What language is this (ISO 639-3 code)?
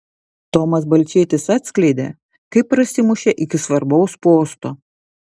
lit